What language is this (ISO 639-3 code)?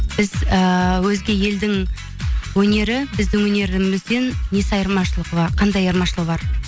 kaz